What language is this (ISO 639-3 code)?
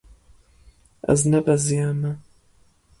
kur